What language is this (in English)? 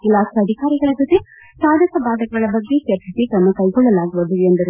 Kannada